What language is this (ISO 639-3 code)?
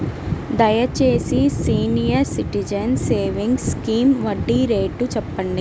tel